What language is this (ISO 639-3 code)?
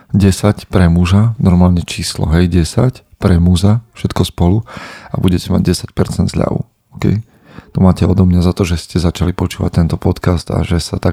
slk